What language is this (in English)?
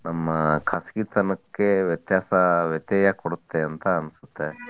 Kannada